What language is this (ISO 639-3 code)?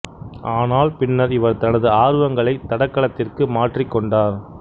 tam